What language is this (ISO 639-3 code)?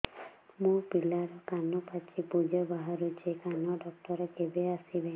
ori